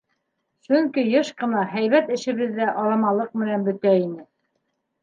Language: Bashkir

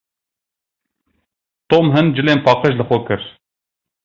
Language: Kurdish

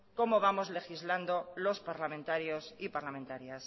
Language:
Spanish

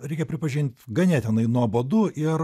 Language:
Lithuanian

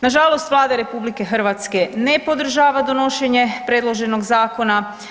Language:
Croatian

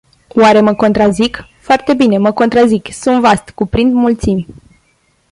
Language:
Romanian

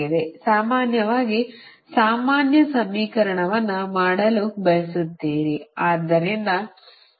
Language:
Kannada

